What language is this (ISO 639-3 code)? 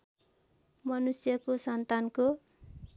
nep